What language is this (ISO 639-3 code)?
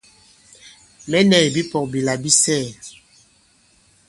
abb